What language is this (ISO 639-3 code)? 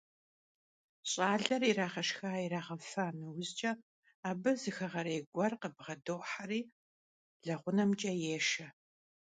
kbd